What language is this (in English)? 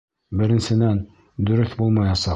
Bashkir